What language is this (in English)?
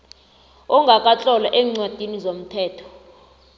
South Ndebele